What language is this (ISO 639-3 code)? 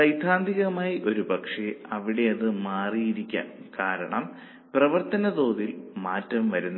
mal